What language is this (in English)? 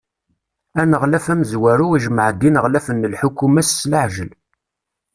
Kabyle